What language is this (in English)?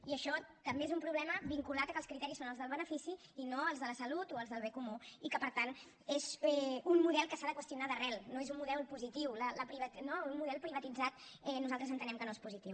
Catalan